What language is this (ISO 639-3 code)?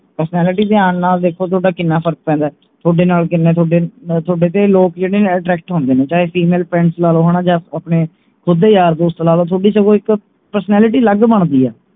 pan